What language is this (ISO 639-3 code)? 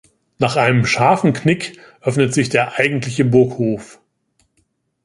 deu